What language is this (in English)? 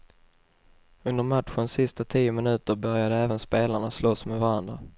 Swedish